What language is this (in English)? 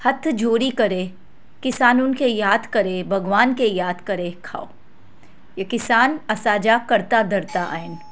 Sindhi